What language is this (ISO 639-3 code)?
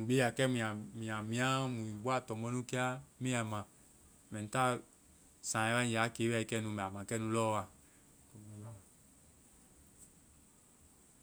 vai